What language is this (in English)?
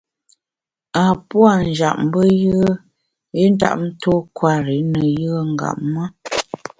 Bamun